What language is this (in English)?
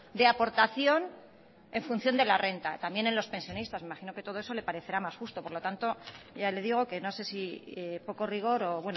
Spanish